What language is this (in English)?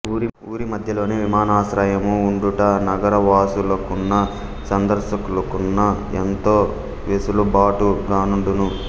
Telugu